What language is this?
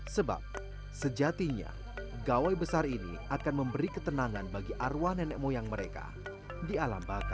Indonesian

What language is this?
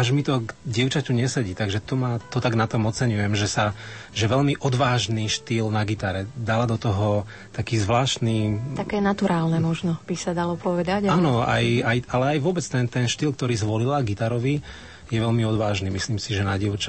Slovak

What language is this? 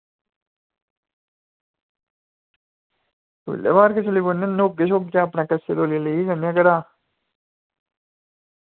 Dogri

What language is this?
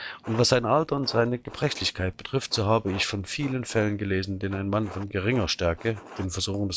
German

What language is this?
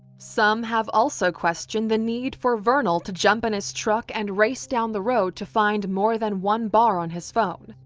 English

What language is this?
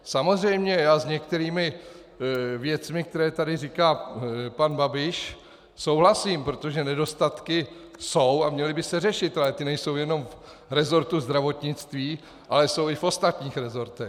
Czech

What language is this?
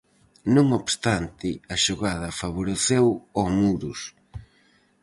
Galician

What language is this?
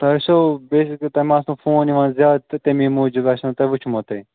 Kashmiri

